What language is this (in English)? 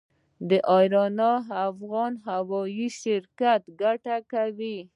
Pashto